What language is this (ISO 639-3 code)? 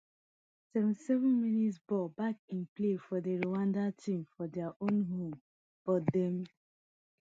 pcm